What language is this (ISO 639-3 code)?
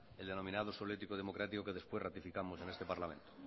spa